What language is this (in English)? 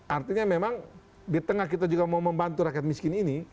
Indonesian